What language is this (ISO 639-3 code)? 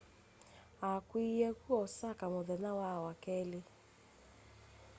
kam